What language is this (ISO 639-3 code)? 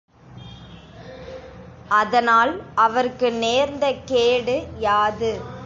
tam